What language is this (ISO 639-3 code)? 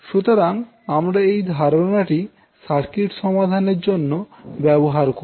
ben